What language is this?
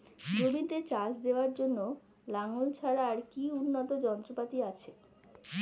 Bangla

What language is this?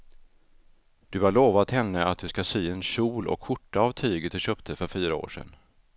Swedish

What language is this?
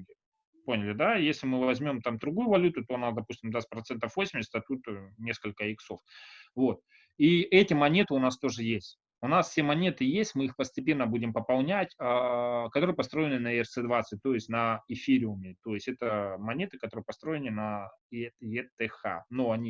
Russian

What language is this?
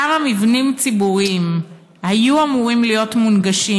Hebrew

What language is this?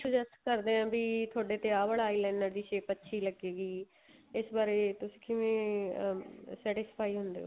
Punjabi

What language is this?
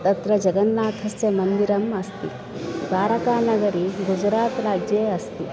Sanskrit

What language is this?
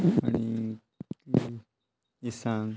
Konkani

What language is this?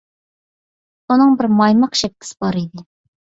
Uyghur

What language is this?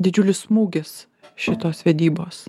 Lithuanian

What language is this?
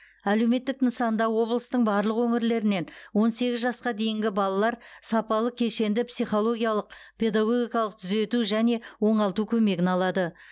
Kazakh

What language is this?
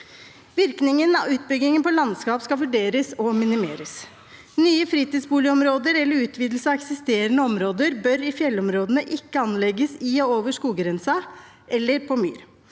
Norwegian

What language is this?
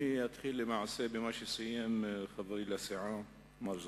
Hebrew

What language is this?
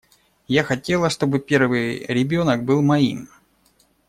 Russian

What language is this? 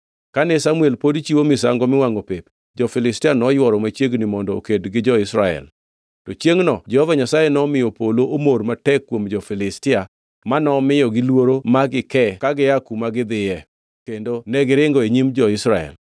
Luo (Kenya and Tanzania)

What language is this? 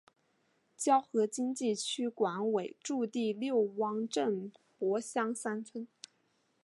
Chinese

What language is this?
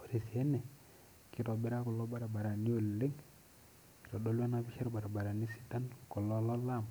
Masai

